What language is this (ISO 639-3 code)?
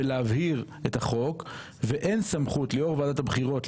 heb